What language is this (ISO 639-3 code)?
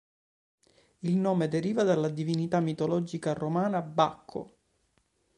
ita